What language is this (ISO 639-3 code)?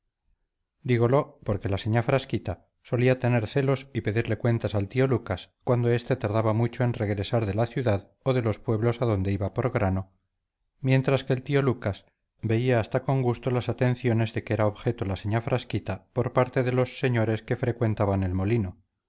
spa